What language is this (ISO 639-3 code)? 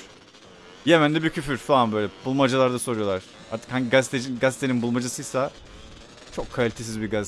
tur